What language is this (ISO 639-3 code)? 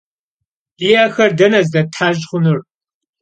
kbd